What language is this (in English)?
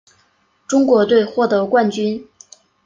Chinese